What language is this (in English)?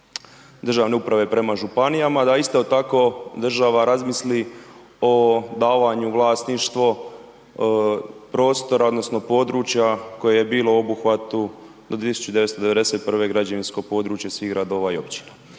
Croatian